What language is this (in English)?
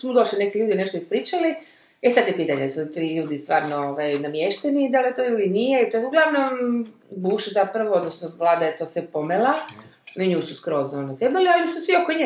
Croatian